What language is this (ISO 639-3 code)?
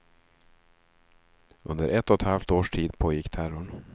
swe